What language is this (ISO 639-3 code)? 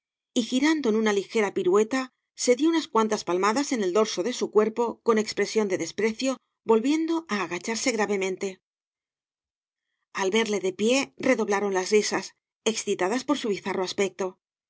spa